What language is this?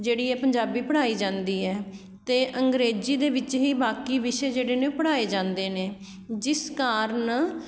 Punjabi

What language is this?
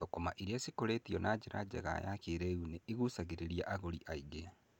Kikuyu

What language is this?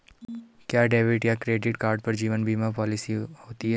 Hindi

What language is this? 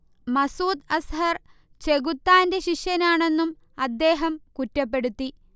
Malayalam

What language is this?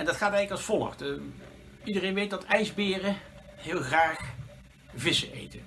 Dutch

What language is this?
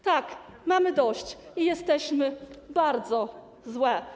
Polish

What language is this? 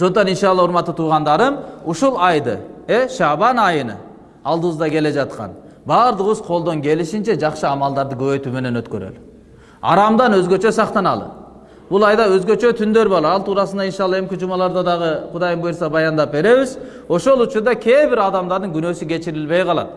Turkish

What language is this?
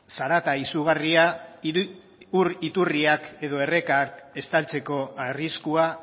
Basque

